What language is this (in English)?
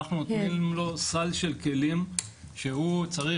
Hebrew